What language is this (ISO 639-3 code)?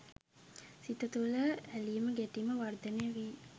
sin